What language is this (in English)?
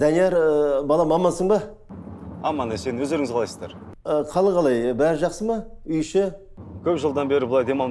Turkish